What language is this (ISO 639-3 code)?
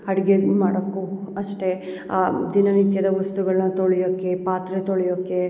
kan